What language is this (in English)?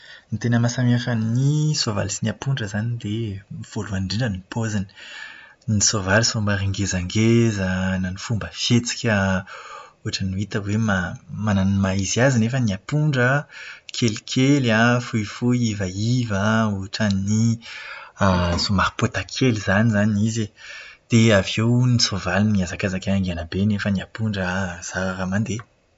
Malagasy